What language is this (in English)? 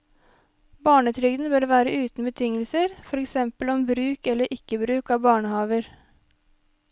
Norwegian